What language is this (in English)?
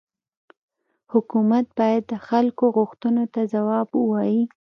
Pashto